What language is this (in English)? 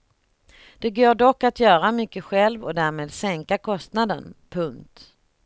Swedish